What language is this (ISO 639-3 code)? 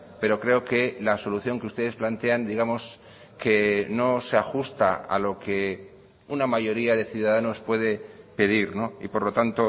spa